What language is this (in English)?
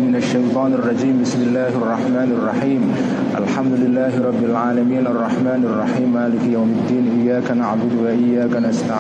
Indonesian